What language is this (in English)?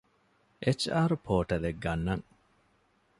Divehi